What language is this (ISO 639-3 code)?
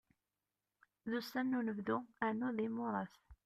kab